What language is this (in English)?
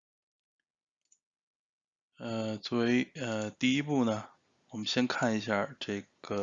Chinese